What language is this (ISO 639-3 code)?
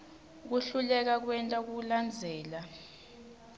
ssw